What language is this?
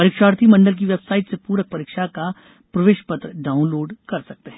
Hindi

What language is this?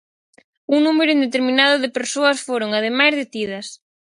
Galician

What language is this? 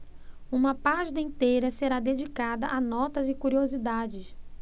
Portuguese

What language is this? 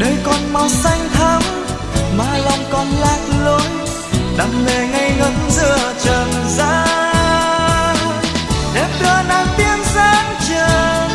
Vietnamese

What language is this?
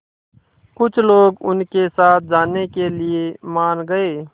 Hindi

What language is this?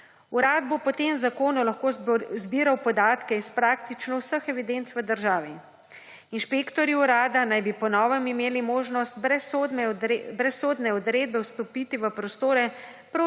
Slovenian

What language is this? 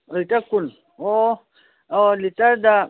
Manipuri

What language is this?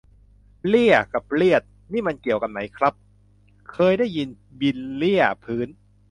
Thai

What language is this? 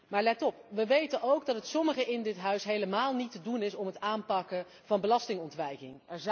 Dutch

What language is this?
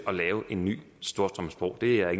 Danish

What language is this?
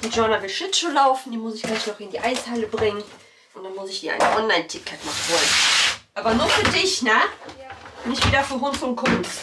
German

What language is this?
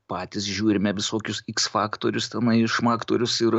Lithuanian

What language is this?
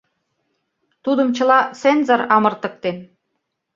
Mari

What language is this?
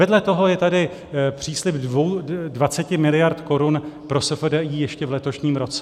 Czech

